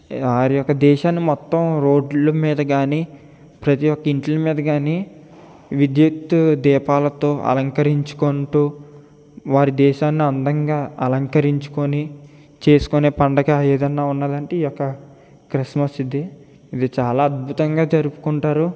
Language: Telugu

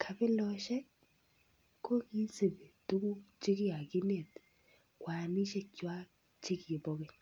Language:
Kalenjin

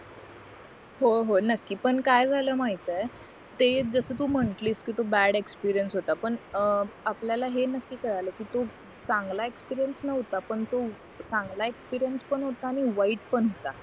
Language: Marathi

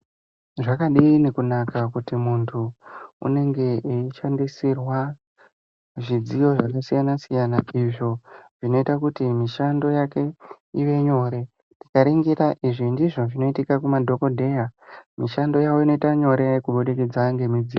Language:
Ndau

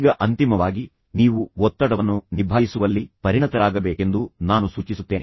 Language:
Kannada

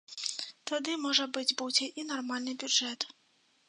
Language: Belarusian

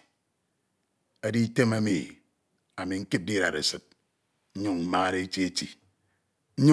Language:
Ito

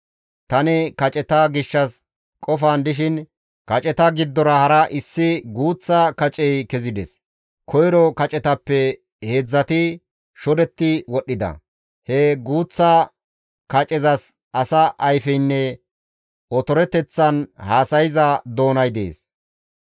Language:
Gamo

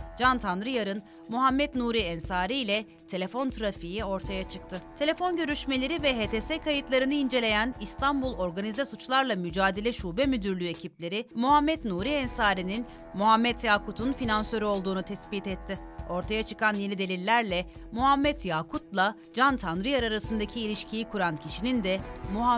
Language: Turkish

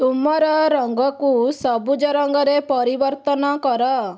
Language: Odia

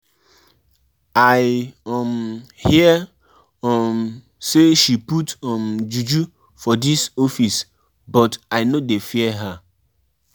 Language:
Nigerian Pidgin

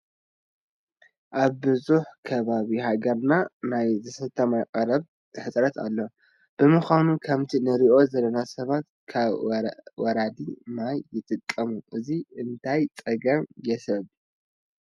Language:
Tigrinya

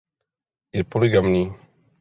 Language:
Czech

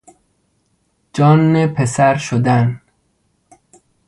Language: Persian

